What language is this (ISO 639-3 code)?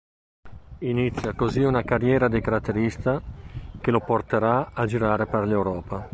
ita